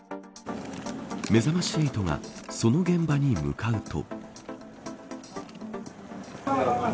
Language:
Japanese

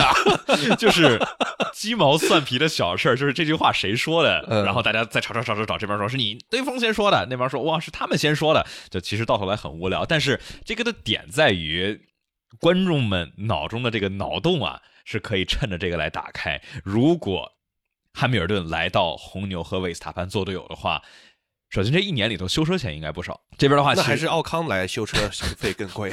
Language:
Chinese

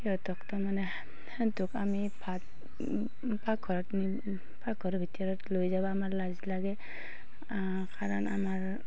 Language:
Assamese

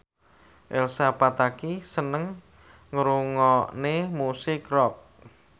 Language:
Javanese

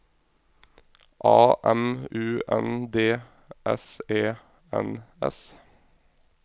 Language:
Norwegian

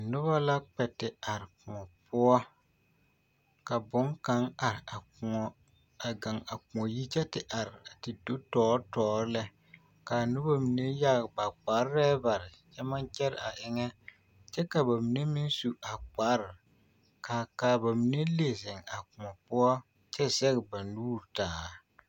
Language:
Southern Dagaare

